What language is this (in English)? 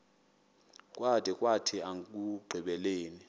Xhosa